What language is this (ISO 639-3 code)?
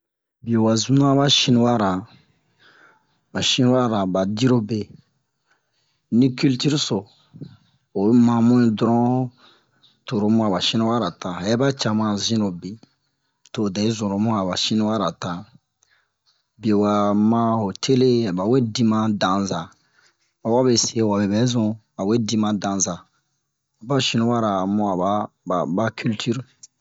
bmq